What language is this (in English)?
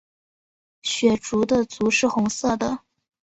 Chinese